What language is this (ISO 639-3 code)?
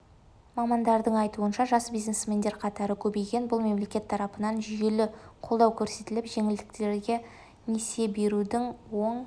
kaz